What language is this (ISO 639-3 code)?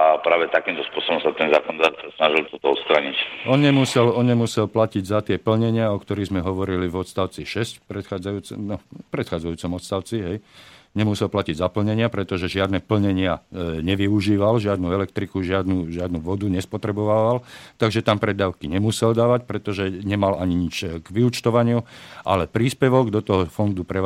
slk